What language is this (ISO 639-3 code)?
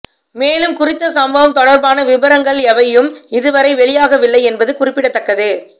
tam